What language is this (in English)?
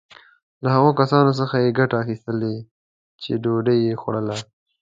Pashto